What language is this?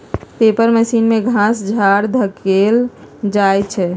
Magahi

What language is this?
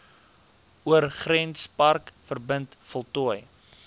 Afrikaans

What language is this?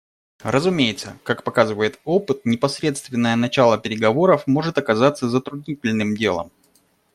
Russian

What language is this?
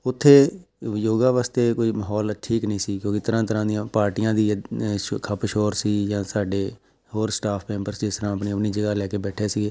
Punjabi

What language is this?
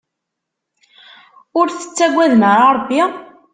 Kabyle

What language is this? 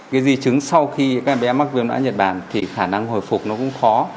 Vietnamese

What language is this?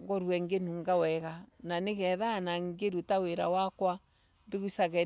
Embu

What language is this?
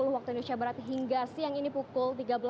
Indonesian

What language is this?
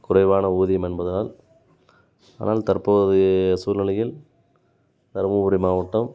Tamil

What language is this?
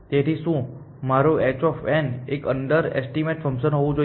Gujarati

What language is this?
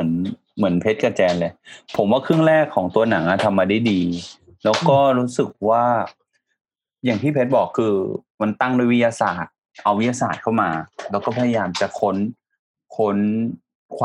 Thai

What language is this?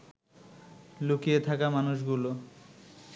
Bangla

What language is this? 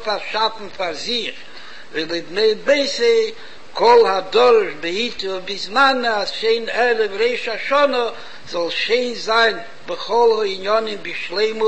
Hebrew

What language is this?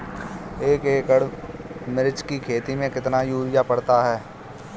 Hindi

